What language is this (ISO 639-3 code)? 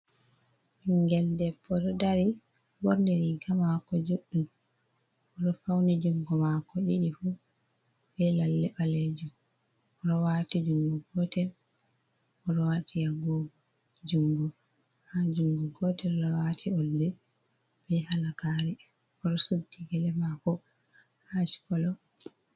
ful